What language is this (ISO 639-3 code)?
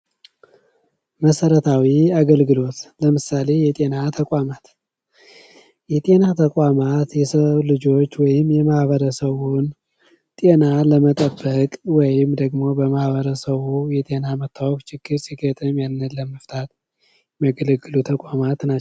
amh